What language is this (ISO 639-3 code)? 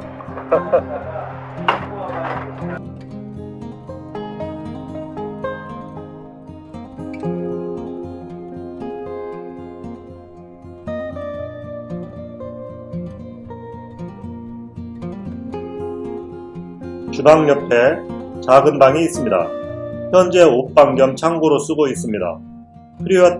kor